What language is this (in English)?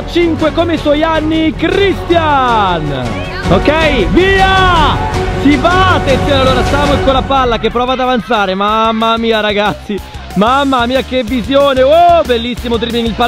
Italian